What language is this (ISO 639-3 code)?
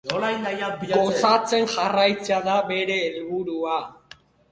eus